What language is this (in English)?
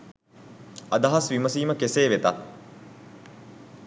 Sinhala